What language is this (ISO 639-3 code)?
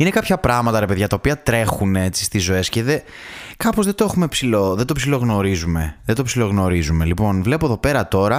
ell